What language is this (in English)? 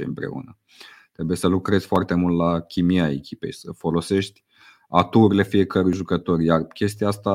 Romanian